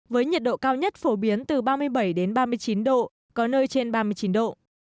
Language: Vietnamese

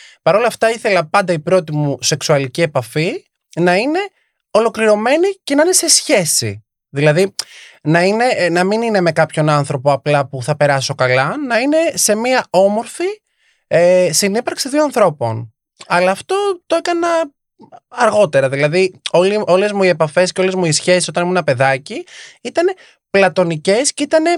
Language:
Greek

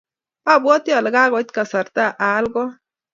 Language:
Kalenjin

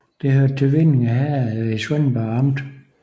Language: Danish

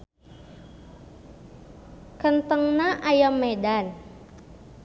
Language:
Sundanese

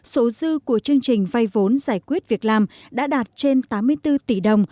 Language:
Vietnamese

